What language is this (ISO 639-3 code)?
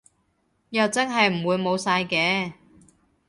yue